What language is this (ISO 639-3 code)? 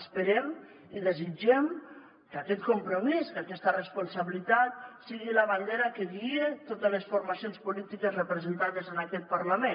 cat